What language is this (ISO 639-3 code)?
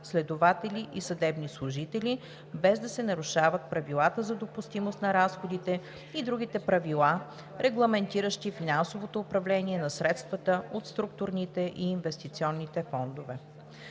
bul